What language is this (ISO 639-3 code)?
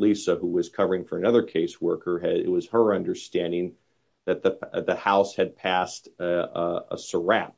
eng